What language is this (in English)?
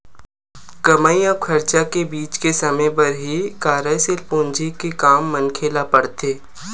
Chhattisgarhi